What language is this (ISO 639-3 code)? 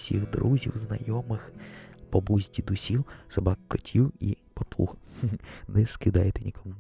ukr